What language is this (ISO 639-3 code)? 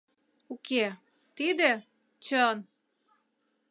chm